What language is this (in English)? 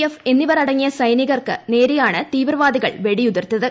Malayalam